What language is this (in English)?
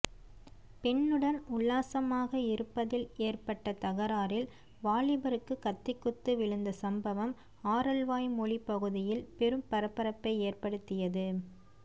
Tamil